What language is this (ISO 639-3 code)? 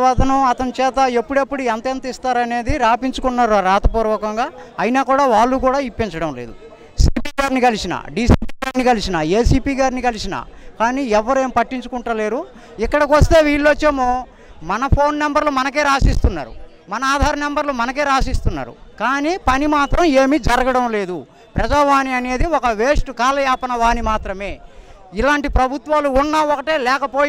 tel